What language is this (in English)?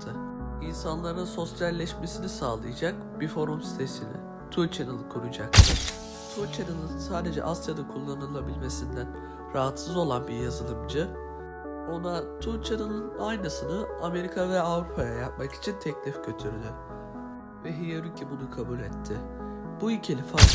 Turkish